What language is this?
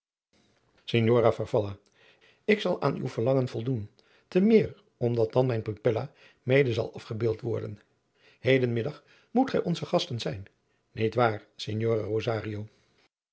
Dutch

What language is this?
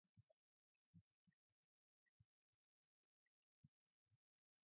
English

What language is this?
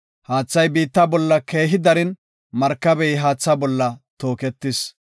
Gofa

